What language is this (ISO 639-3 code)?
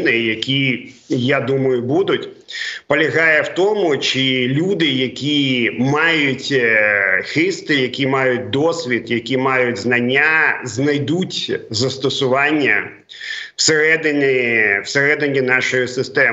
ukr